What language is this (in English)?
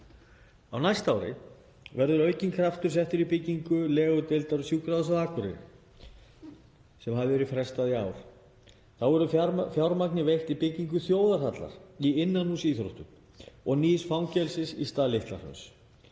Icelandic